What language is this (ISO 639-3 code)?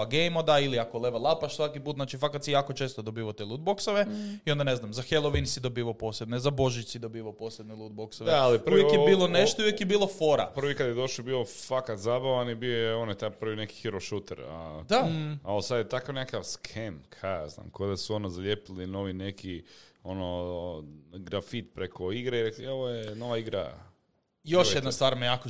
hrv